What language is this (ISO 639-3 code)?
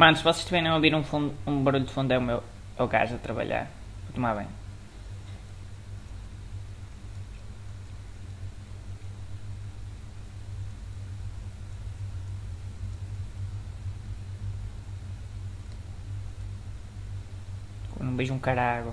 por